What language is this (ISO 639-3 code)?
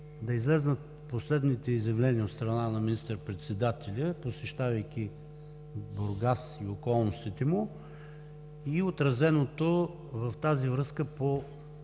bul